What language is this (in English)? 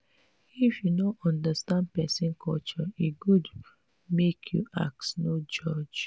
Nigerian Pidgin